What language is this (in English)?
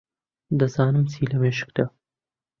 Central Kurdish